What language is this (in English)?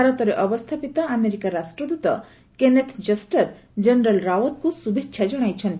Odia